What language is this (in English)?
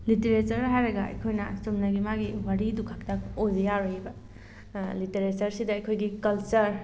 Manipuri